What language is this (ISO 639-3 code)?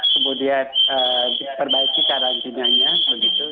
ind